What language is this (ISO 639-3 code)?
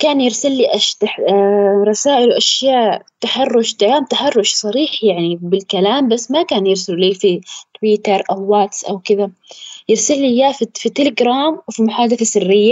ara